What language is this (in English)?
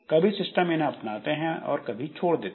Hindi